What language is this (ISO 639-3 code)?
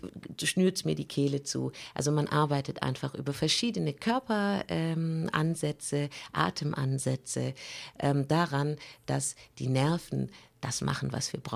deu